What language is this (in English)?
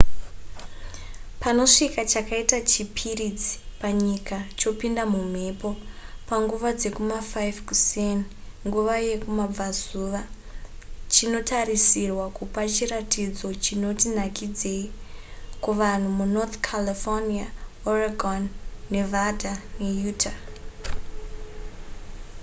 Shona